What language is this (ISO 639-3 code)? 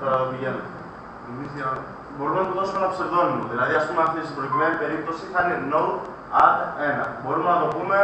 ell